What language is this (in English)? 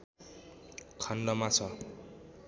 Nepali